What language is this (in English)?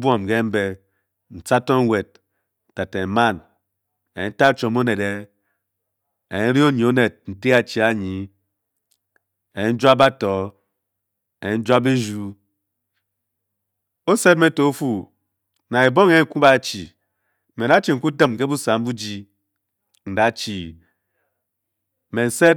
Bokyi